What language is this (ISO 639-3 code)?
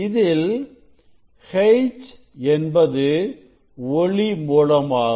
tam